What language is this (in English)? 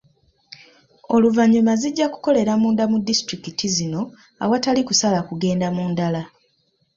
Ganda